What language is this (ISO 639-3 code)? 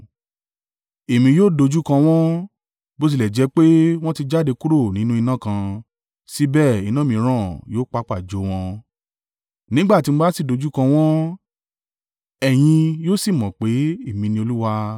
yor